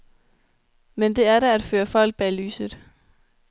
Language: Danish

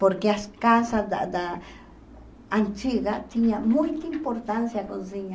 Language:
Portuguese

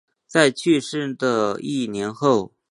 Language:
Chinese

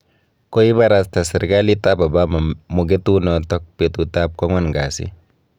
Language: Kalenjin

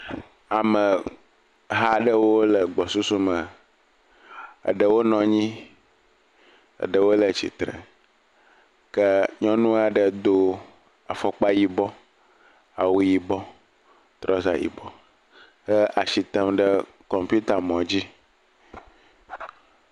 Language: Ewe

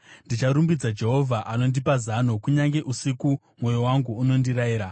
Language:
Shona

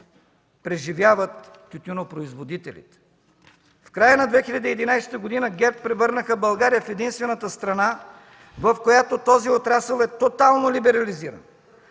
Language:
Bulgarian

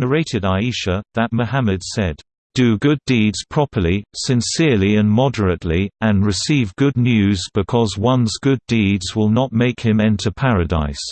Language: English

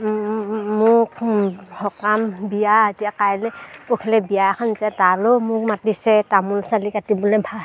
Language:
Assamese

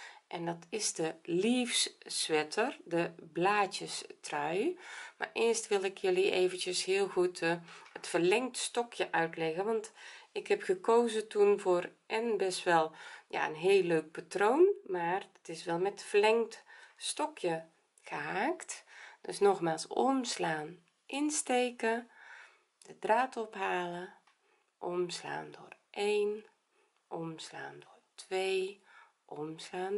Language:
Dutch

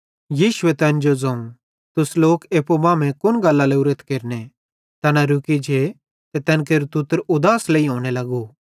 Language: Bhadrawahi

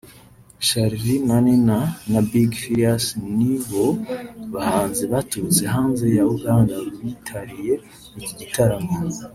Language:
Kinyarwanda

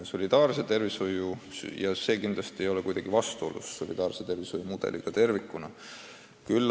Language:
Estonian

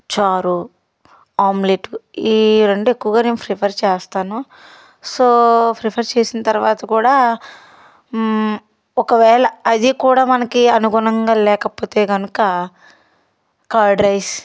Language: Telugu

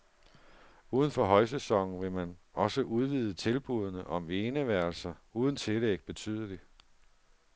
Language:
Danish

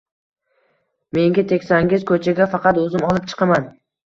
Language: Uzbek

